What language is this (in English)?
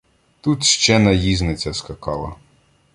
Ukrainian